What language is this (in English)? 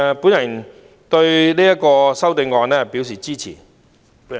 Cantonese